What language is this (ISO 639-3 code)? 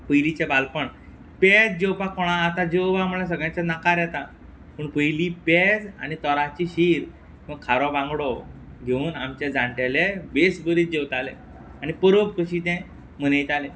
kok